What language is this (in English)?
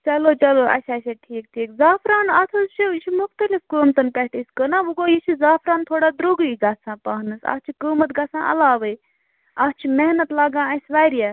Kashmiri